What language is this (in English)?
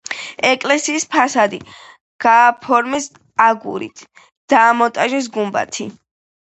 Georgian